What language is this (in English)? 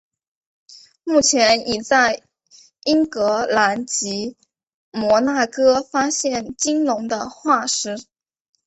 Chinese